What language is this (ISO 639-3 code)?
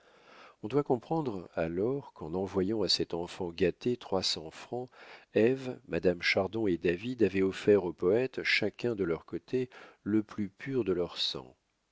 fra